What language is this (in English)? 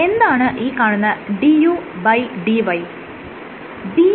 Malayalam